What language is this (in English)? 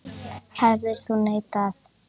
Icelandic